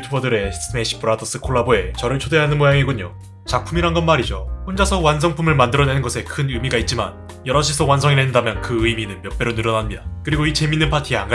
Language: Korean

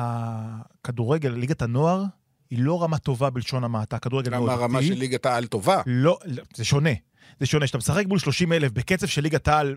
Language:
Hebrew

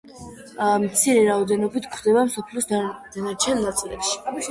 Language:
Georgian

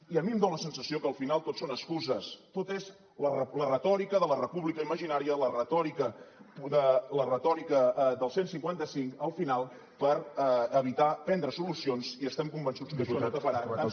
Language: Catalan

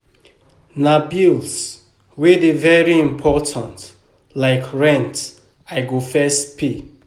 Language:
Nigerian Pidgin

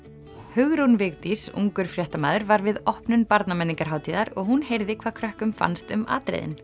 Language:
Icelandic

